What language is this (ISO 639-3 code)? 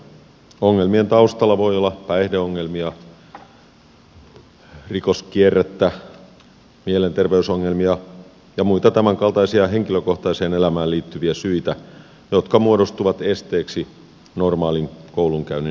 fin